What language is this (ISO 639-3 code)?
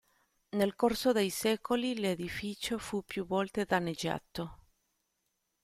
ita